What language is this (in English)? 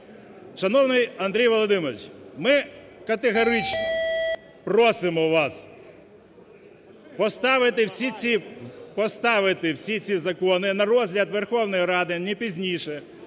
Ukrainian